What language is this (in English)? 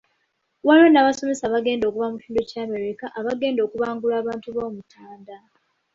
Ganda